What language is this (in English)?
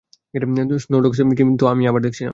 Bangla